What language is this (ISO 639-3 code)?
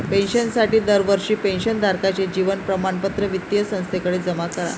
mar